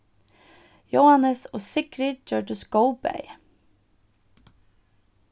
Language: Faroese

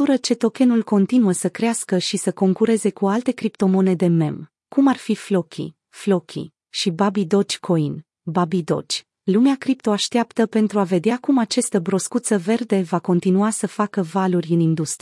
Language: Romanian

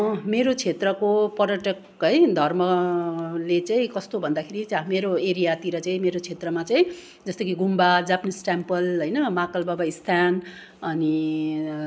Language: Nepali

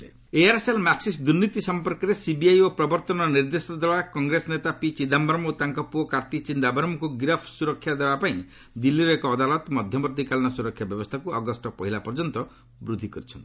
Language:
Odia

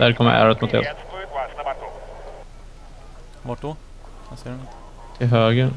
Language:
Swedish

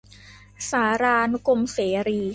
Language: Thai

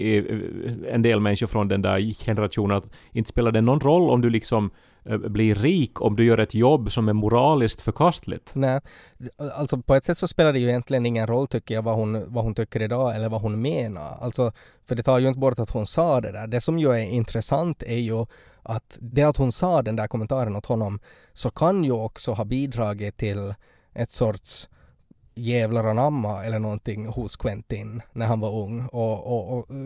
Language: Swedish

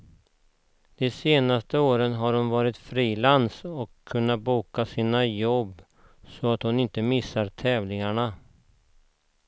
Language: Swedish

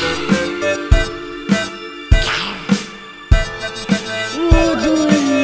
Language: Japanese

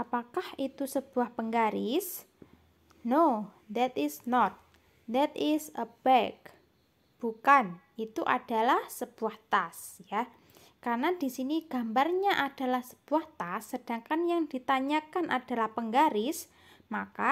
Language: Indonesian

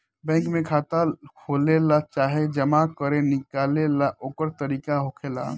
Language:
Bhojpuri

